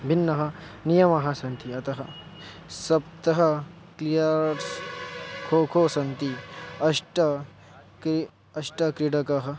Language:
Sanskrit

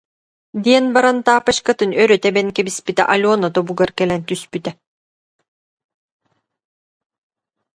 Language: Yakut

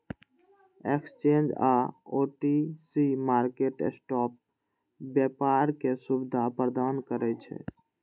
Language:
Maithili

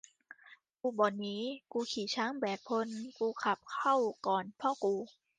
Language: Thai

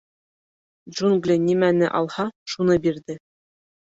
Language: Bashkir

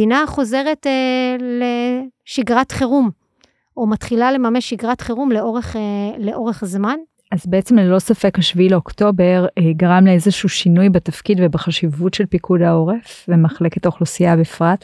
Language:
Hebrew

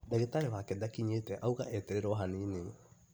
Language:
Kikuyu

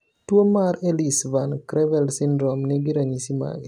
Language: Luo (Kenya and Tanzania)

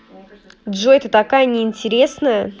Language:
Russian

